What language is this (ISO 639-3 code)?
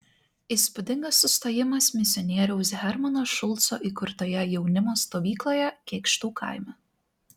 lit